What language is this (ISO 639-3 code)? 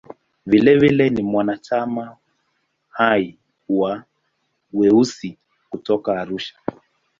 swa